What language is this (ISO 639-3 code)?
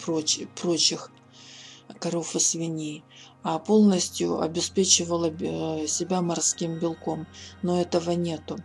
rus